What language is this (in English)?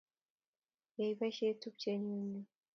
Kalenjin